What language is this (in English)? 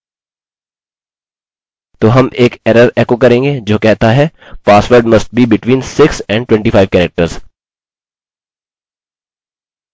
Hindi